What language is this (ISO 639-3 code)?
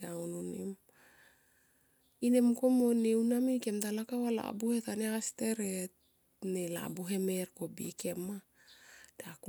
tqp